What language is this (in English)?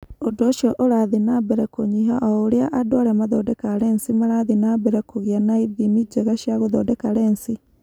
Kikuyu